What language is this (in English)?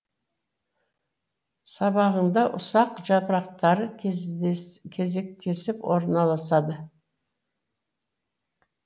Kazakh